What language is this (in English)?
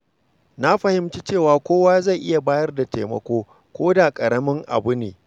Hausa